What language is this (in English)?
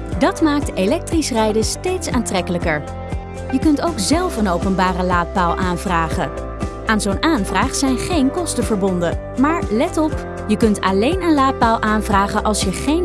Dutch